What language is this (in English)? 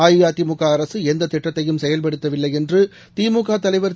Tamil